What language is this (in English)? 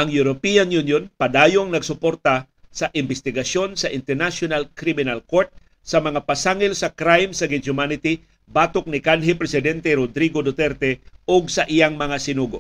Filipino